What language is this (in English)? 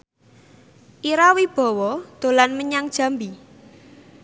Javanese